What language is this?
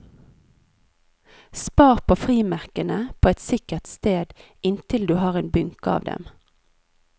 Norwegian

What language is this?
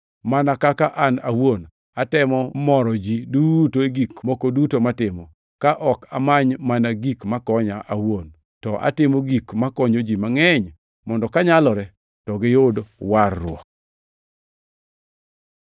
Luo (Kenya and Tanzania)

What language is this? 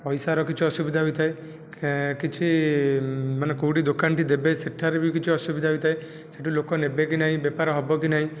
Odia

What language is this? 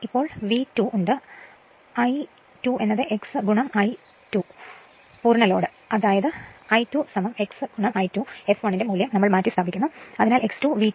Malayalam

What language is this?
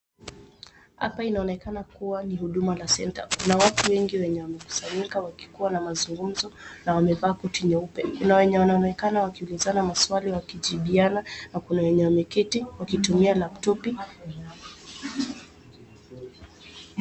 Swahili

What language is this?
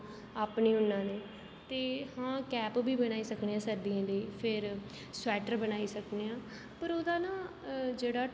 Dogri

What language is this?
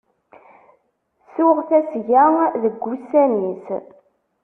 Kabyle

